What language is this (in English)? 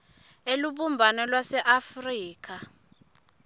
Swati